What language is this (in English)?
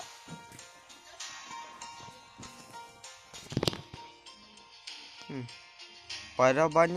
Indonesian